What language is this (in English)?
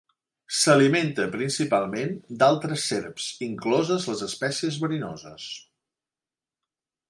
Catalan